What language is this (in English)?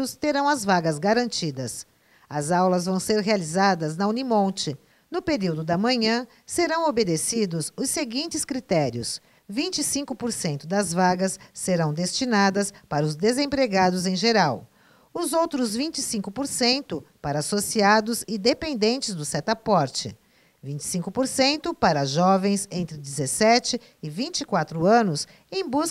Portuguese